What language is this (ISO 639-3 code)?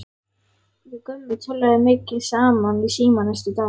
isl